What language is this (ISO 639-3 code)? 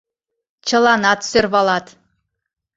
chm